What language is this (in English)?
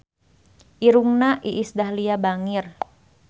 Sundanese